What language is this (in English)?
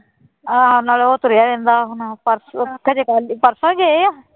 Punjabi